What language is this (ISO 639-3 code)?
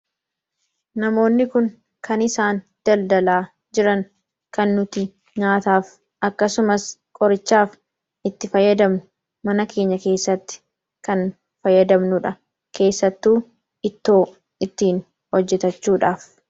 orm